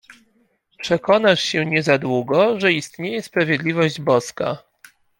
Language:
Polish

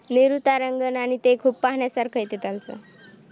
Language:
Marathi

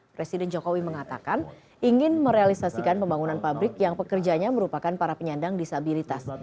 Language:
Indonesian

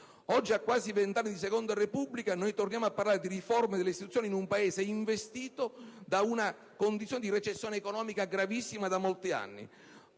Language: Italian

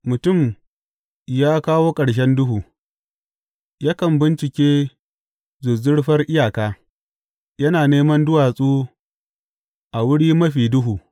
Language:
Hausa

